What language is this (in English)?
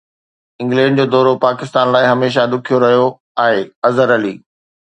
Sindhi